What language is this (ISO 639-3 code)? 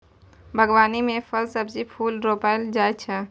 mai